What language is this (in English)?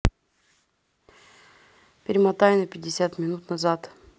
Russian